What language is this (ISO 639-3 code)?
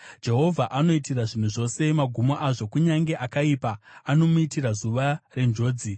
sna